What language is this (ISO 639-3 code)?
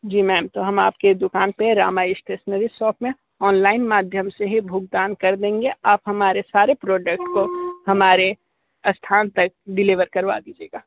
hin